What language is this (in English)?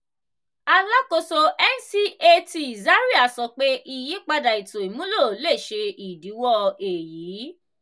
Yoruba